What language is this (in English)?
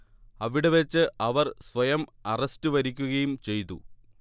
Malayalam